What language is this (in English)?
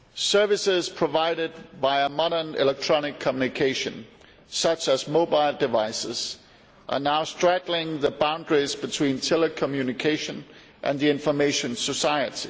English